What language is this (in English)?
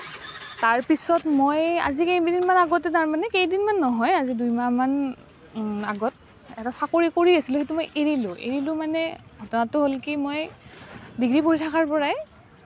Assamese